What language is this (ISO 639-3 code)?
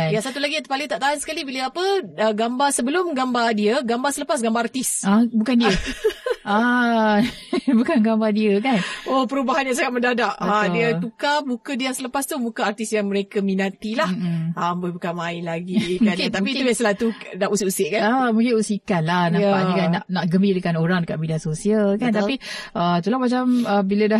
msa